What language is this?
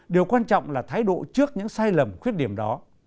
Vietnamese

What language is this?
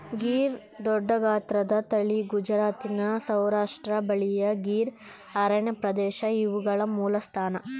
Kannada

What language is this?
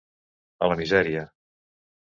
Catalan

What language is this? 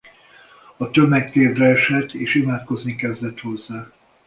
Hungarian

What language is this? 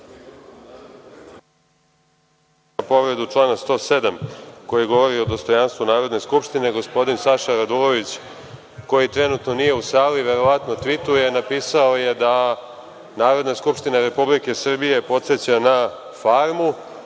Serbian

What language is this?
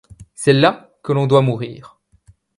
French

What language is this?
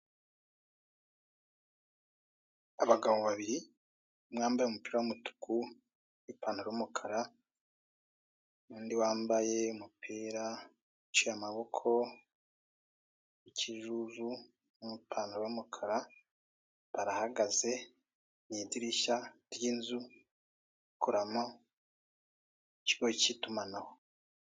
Kinyarwanda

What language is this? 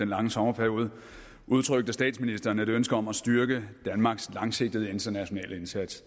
Danish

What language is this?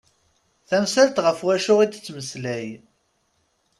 Kabyle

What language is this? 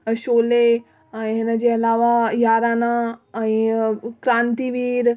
Sindhi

